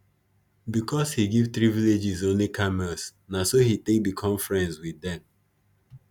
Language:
Nigerian Pidgin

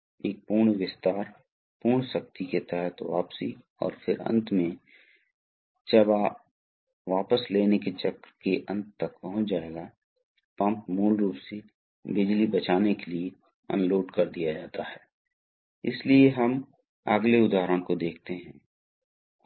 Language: Hindi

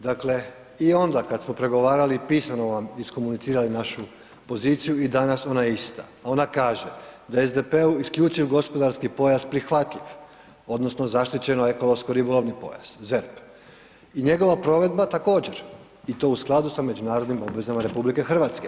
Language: Croatian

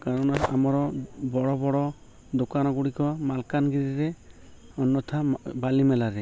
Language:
Odia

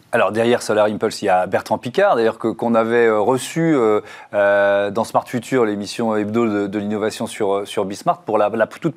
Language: French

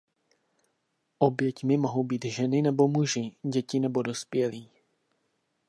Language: Czech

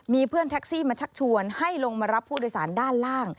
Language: Thai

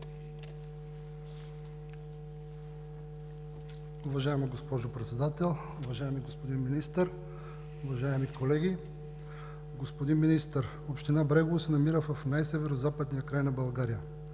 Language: Bulgarian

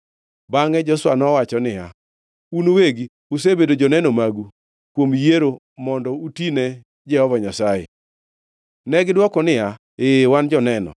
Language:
Luo (Kenya and Tanzania)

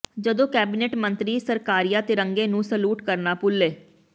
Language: Punjabi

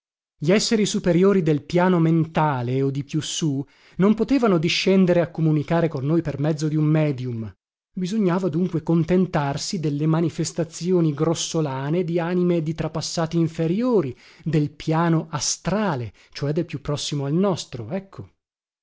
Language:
Italian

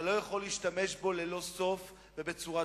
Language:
Hebrew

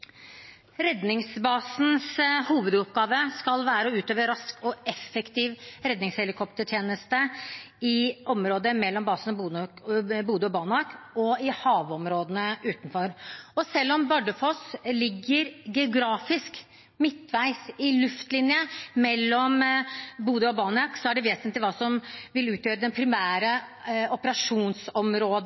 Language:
Norwegian Bokmål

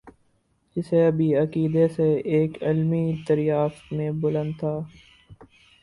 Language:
Urdu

